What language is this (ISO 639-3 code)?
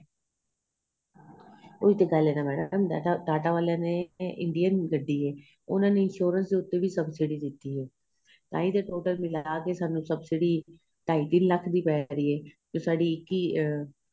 pan